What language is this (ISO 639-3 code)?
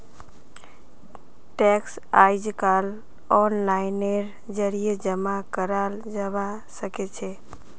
mag